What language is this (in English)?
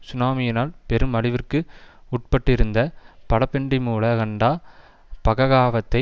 Tamil